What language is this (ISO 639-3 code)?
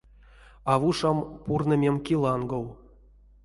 myv